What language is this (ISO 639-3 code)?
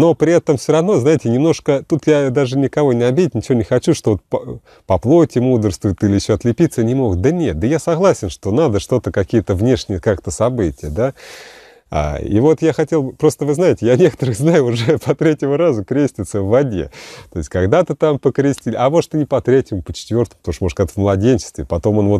rus